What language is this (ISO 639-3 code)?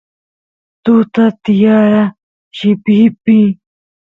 qus